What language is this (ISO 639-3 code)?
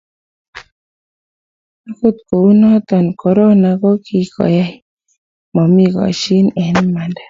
kln